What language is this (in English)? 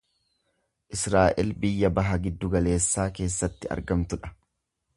Oromo